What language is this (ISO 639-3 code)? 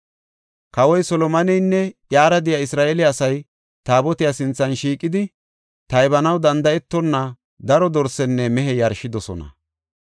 gof